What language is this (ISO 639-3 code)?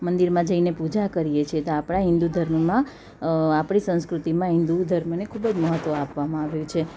guj